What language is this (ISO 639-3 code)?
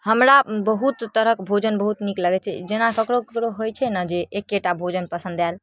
mai